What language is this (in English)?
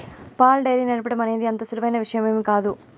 Telugu